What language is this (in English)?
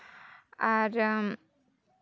Santali